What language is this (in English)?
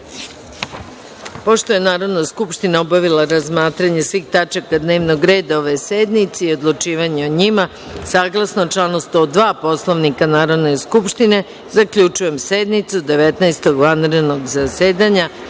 Serbian